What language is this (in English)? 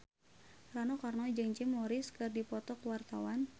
Sundanese